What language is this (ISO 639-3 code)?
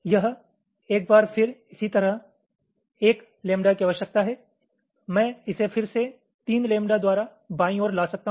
hin